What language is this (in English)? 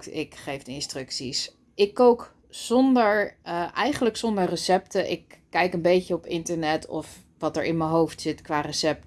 Dutch